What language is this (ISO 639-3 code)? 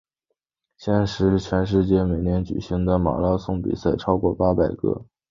zho